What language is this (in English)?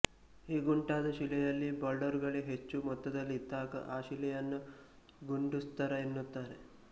Kannada